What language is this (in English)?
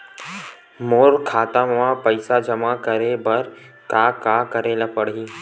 Chhattisgarhi